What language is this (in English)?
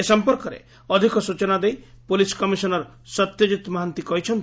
Odia